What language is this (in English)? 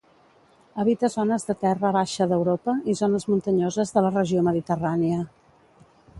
Catalan